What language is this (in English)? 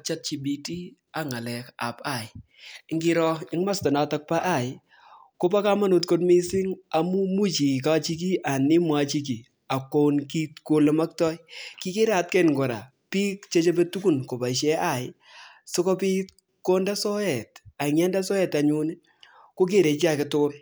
Kalenjin